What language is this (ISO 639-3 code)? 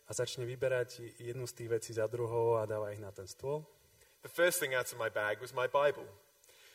slk